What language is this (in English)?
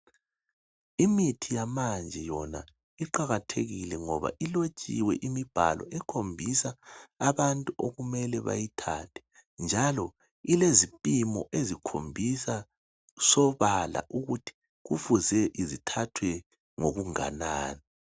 North Ndebele